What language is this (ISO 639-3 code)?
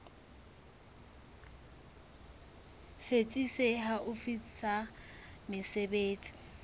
sot